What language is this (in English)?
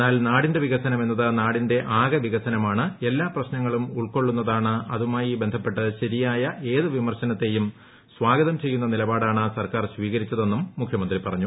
Malayalam